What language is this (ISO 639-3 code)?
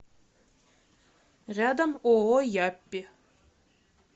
rus